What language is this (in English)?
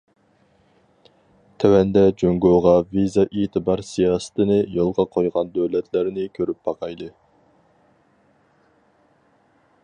Uyghur